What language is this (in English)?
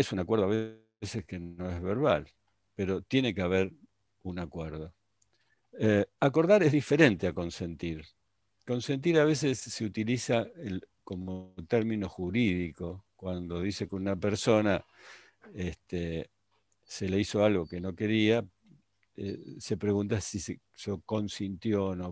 Spanish